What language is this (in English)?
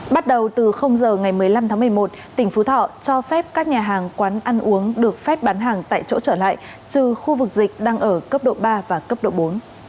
Vietnamese